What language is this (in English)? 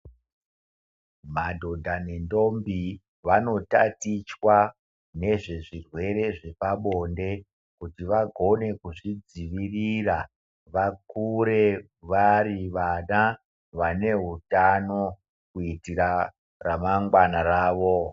Ndau